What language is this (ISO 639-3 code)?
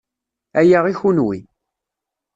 kab